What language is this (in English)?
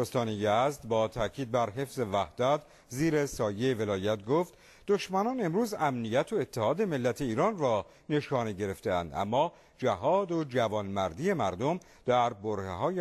Persian